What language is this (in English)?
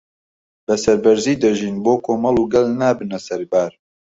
Central Kurdish